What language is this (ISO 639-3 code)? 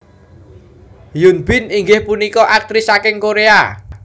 jav